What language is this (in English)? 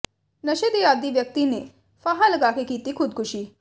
Punjabi